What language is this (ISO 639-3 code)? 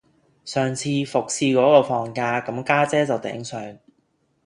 yue